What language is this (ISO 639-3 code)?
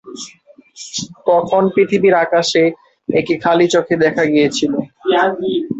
ben